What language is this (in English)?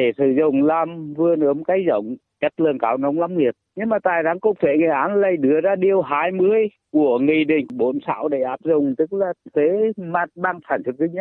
Vietnamese